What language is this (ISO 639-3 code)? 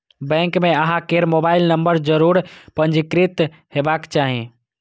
mai